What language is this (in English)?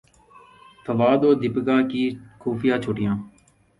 Urdu